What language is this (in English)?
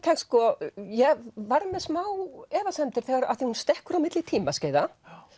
Icelandic